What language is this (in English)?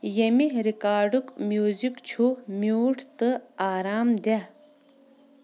Kashmiri